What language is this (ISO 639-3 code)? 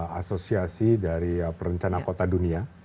ind